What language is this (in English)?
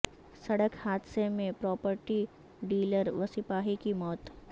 Urdu